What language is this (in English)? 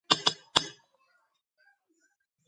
Georgian